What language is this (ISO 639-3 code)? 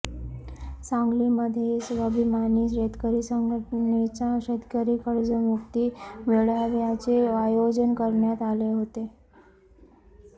mar